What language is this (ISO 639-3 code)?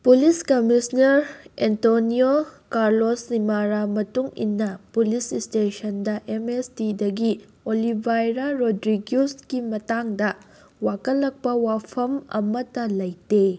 mni